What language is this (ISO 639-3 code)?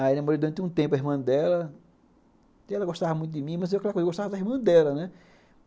por